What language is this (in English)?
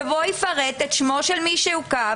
Hebrew